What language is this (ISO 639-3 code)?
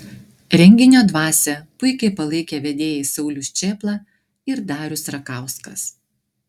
lit